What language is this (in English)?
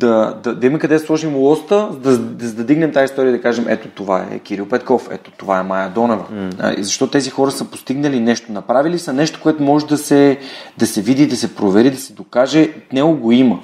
Bulgarian